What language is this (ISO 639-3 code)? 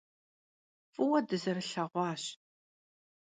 kbd